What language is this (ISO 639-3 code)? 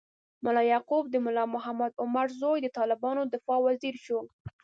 pus